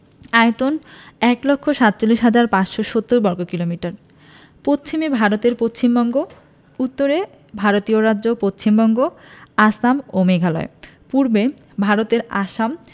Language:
Bangla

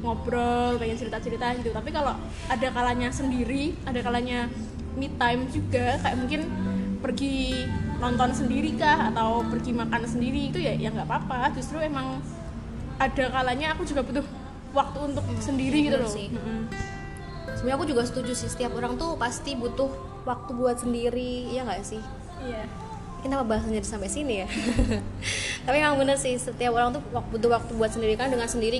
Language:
Indonesian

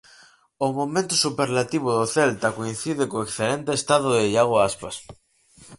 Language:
Galician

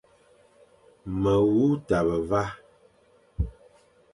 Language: Fang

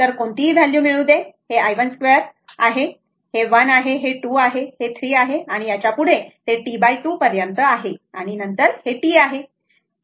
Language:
Marathi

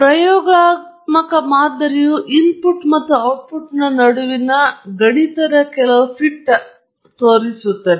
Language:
Kannada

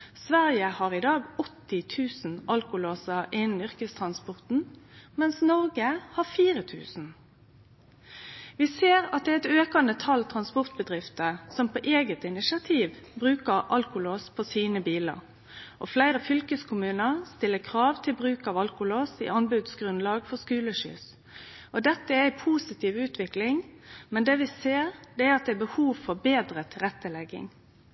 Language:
Norwegian Nynorsk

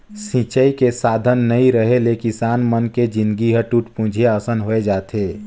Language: Chhattisgarhi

